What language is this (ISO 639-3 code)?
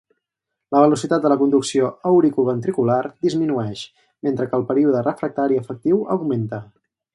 cat